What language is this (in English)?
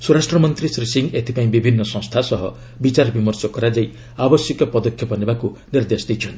Odia